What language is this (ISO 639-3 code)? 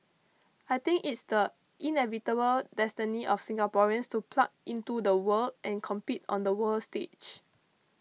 eng